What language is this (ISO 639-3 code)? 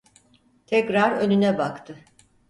tur